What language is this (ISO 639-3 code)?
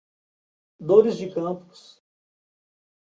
por